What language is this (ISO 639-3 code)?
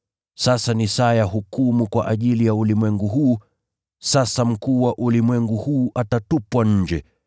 swa